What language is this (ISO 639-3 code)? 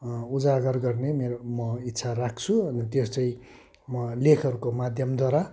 nep